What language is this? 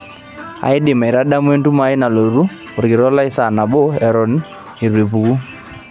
Masai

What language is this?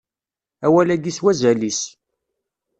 Kabyle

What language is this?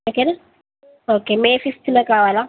Telugu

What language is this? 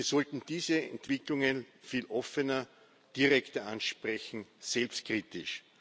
German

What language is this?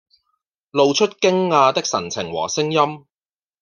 Cantonese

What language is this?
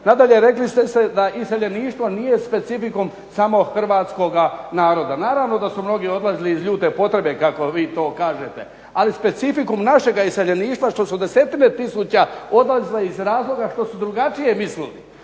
Croatian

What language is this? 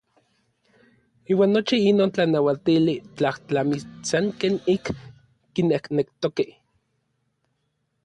Orizaba Nahuatl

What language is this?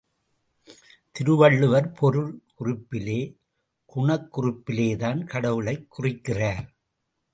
Tamil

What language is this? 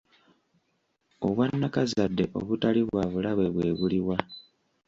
Ganda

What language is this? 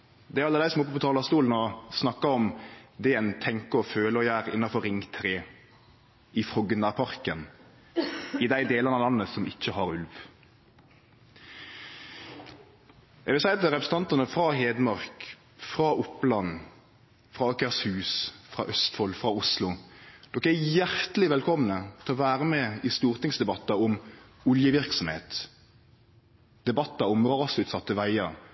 Norwegian Nynorsk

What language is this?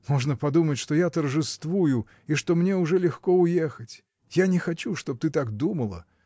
Russian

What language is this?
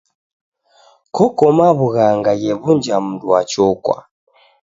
Taita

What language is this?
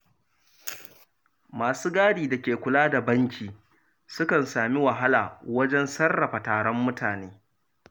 Hausa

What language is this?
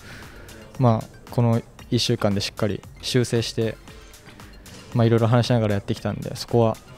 Japanese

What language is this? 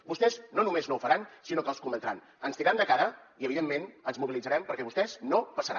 Catalan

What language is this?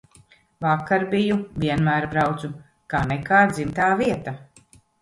Latvian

